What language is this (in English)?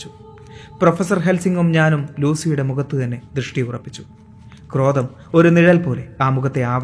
Malayalam